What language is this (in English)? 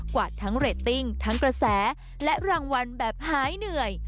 Thai